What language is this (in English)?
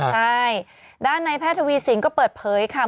Thai